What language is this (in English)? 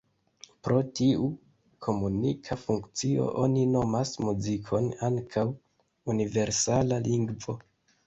Esperanto